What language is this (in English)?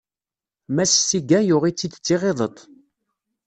Kabyle